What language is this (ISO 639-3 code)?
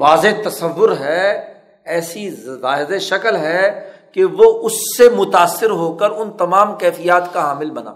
urd